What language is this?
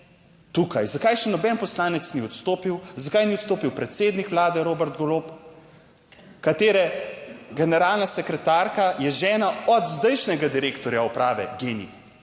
Slovenian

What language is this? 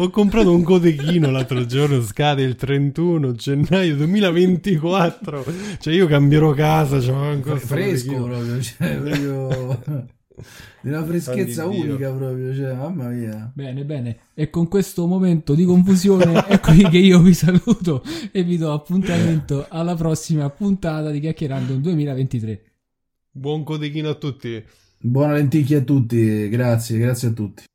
Italian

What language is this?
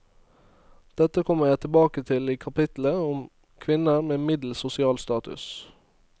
Norwegian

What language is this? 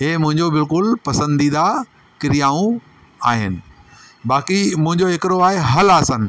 Sindhi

